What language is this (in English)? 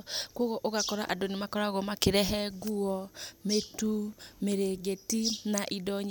Kikuyu